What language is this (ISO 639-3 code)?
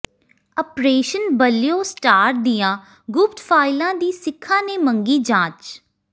pan